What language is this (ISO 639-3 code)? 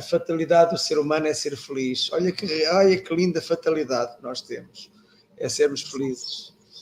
por